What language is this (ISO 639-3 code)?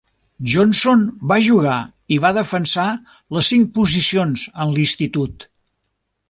cat